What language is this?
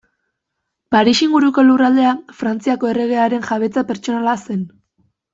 Basque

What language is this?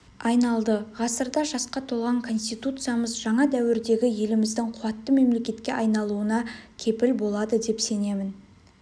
Kazakh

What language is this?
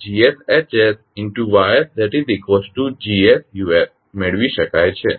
Gujarati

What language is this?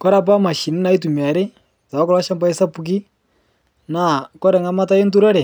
Masai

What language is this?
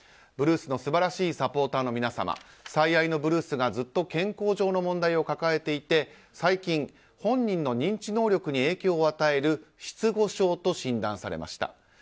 Japanese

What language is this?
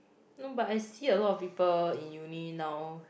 English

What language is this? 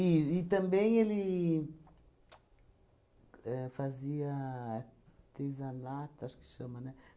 Portuguese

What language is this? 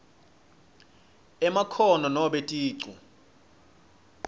Swati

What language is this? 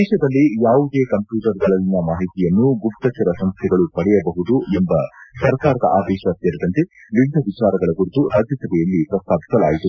Kannada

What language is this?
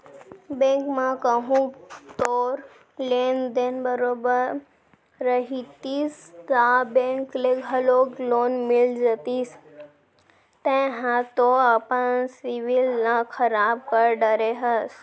Chhattisgarhi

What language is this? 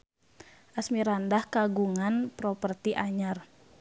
Sundanese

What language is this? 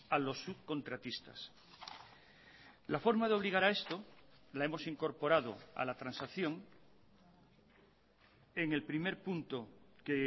Spanish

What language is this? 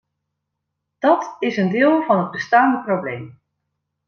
Dutch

